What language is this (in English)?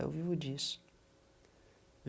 Portuguese